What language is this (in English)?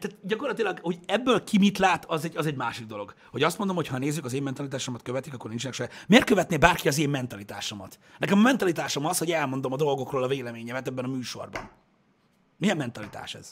Hungarian